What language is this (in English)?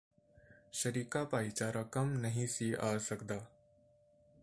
Punjabi